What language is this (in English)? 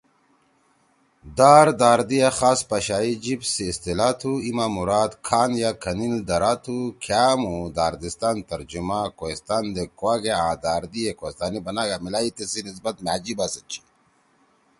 Torwali